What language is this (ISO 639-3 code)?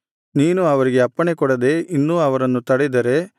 kan